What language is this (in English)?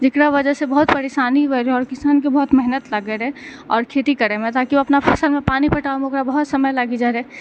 Maithili